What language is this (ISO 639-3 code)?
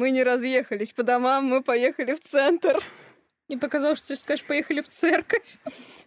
rus